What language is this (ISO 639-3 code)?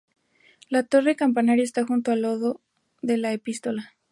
spa